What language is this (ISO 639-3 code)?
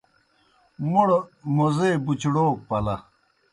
plk